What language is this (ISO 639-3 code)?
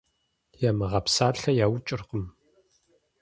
kbd